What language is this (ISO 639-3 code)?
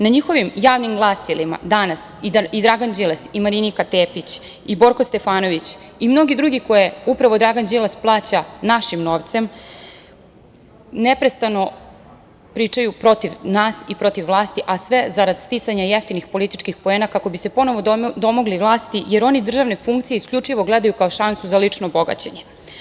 srp